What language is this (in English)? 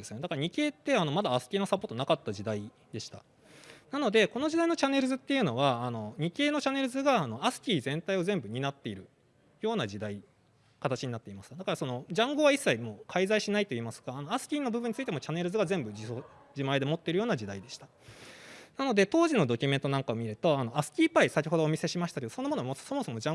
Japanese